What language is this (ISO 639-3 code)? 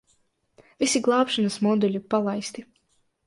lav